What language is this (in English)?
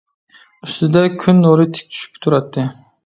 Uyghur